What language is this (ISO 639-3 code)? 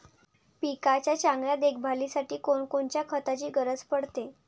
mar